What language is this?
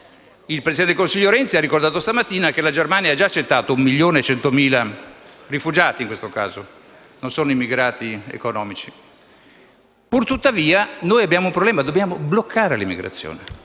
Italian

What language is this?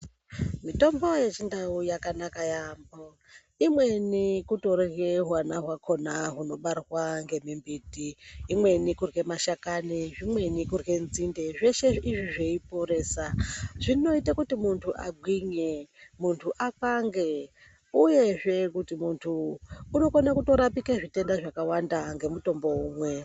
Ndau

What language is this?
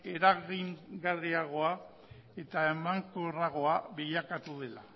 Basque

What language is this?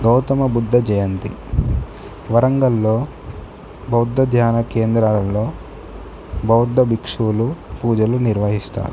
Telugu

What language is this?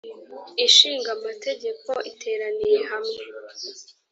Kinyarwanda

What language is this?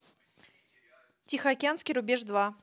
Russian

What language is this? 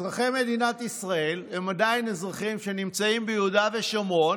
Hebrew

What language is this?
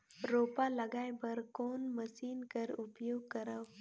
Chhattisgarhi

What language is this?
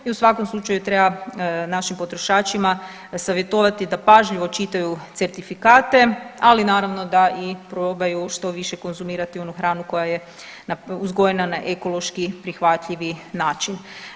Croatian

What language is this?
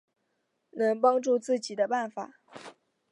Chinese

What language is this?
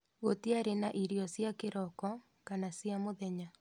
Kikuyu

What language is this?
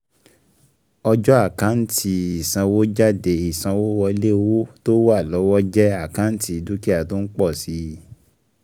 Yoruba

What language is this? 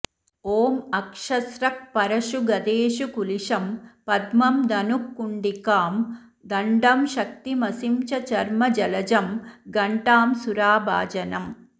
Sanskrit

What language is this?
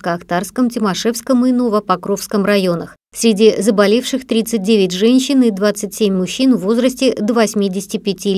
Russian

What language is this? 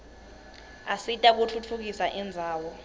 Swati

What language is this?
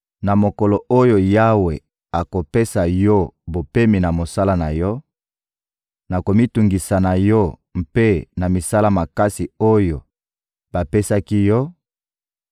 Lingala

